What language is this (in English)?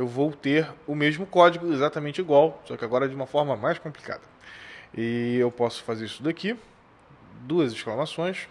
Portuguese